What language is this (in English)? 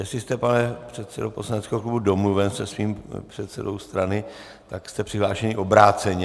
Czech